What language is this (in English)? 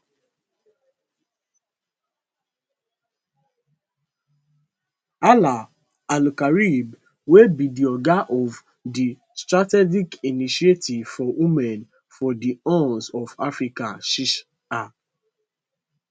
Nigerian Pidgin